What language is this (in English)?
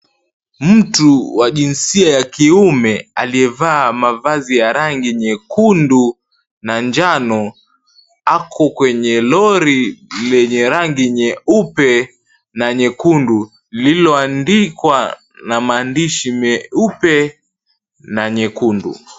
Swahili